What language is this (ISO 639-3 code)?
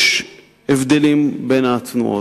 heb